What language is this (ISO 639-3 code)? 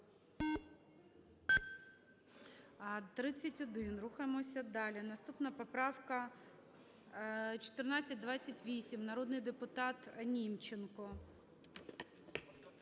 ukr